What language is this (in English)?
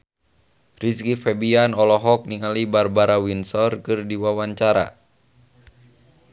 Sundanese